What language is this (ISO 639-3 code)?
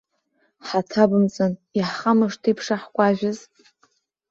abk